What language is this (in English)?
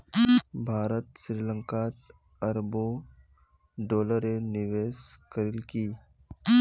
Magahi